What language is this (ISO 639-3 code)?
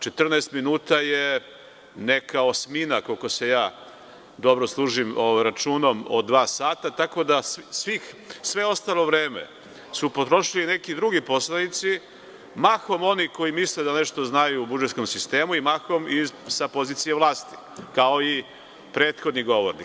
srp